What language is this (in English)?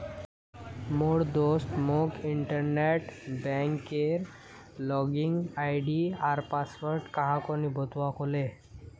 Magahi